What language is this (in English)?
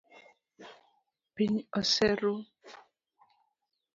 Luo (Kenya and Tanzania)